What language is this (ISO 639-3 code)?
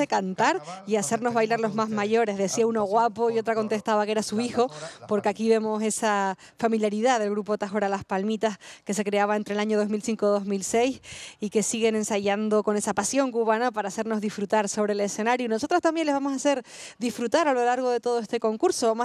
spa